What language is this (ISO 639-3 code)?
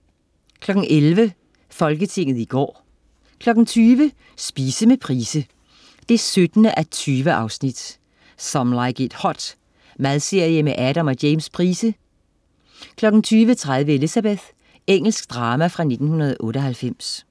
dan